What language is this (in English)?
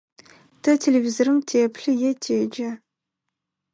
Adyghe